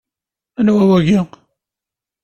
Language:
Kabyle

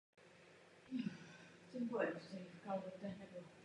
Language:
Czech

